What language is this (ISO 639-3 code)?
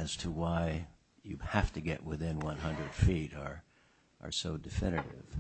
eng